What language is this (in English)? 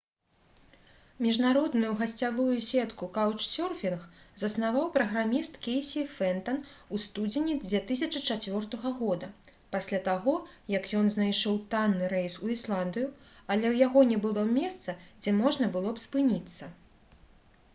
Belarusian